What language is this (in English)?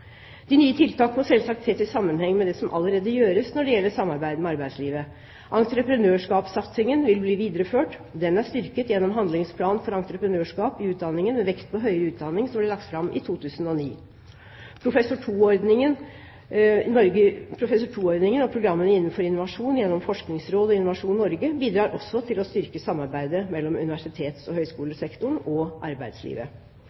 Norwegian Bokmål